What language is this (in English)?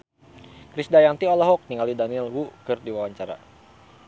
Sundanese